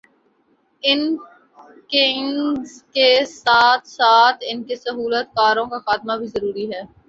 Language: Urdu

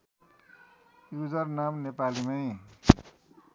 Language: Nepali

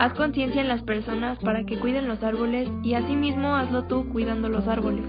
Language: Spanish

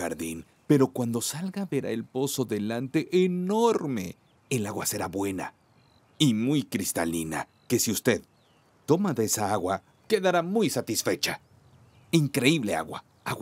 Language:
Spanish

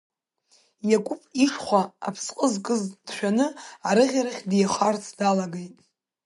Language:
Abkhazian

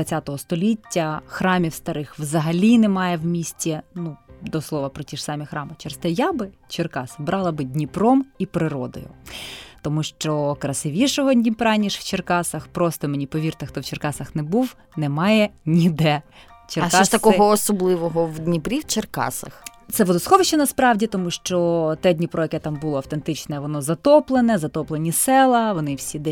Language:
Ukrainian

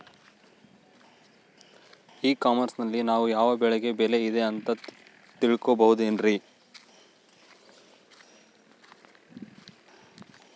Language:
Kannada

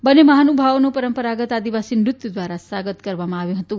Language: Gujarati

